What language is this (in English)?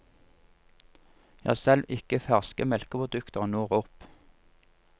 Norwegian